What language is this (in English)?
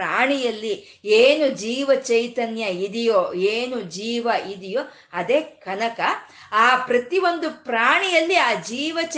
Kannada